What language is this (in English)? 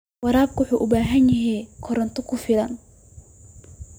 Somali